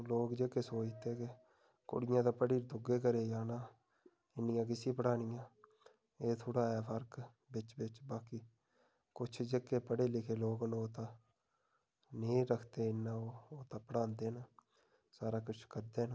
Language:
Dogri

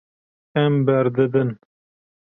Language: Kurdish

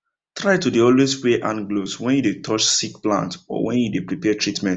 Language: Nigerian Pidgin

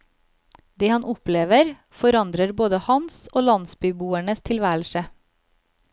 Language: Norwegian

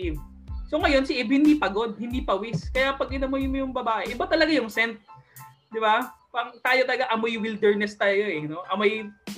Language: Filipino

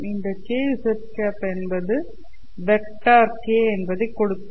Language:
Tamil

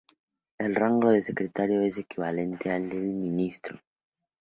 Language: Spanish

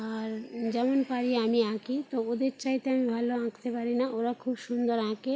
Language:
Bangla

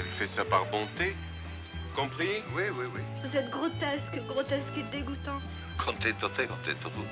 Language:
French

